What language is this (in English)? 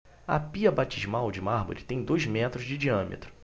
Portuguese